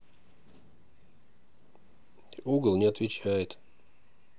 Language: Russian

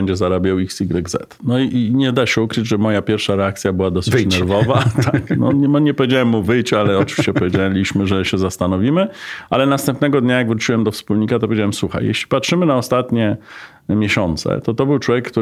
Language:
Polish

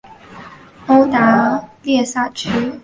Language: Chinese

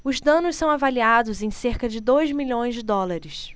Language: Portuguese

